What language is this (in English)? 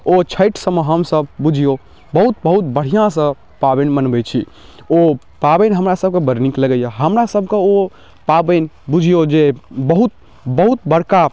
Maithili